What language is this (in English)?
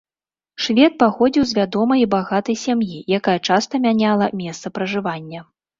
Belarusian